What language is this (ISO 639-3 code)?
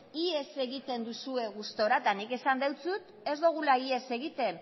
eus